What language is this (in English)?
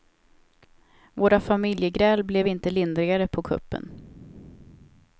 Swedish